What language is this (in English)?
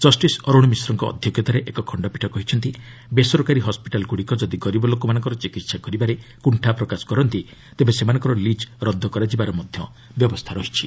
Odia